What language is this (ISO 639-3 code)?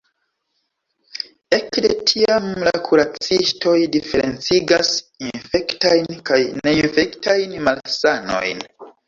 epo